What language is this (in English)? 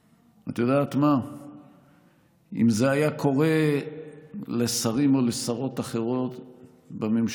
Hebrew